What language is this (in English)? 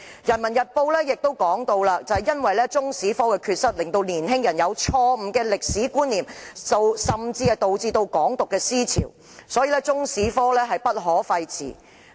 Cantonese